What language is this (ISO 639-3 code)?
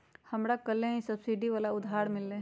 mag